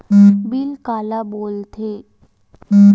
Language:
Chhattisgarhi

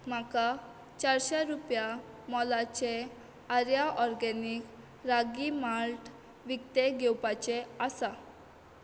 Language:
Konkani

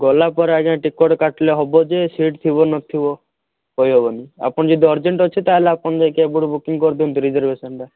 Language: Odia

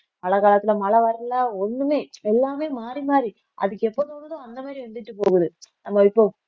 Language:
Tamil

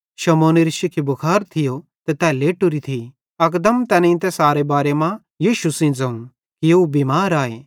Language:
Bhadrawahi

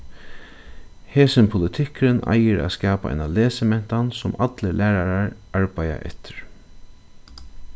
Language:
Faroese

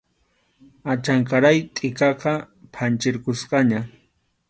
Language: Arequipa-La Unión Quechua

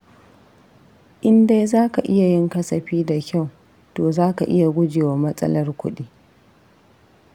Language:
Hausa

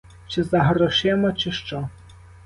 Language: Ukrainian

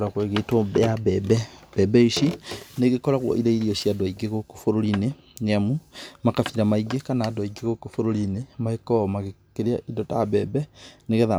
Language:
Kikuyu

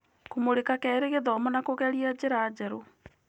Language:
Kikuyu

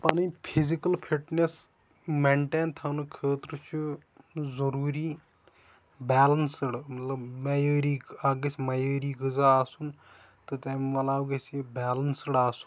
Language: Kashmiri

